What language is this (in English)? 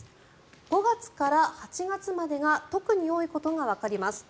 Japanese